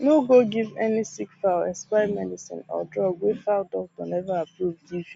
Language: Nigerian Pidgin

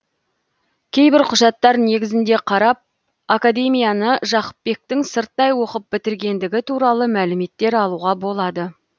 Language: Kazakh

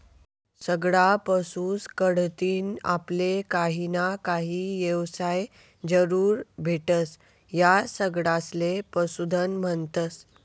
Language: Marathi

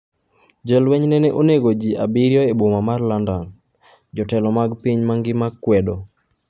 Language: Luo (Kenya and Tanzania)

